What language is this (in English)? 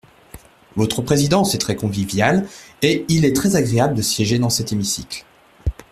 French